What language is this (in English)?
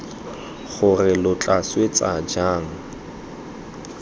Tswana